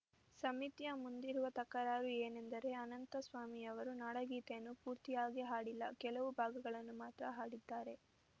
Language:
Kannada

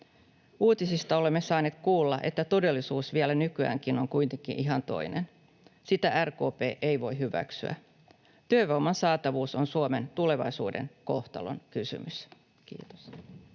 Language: Finnish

